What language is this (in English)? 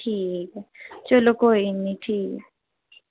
Dogri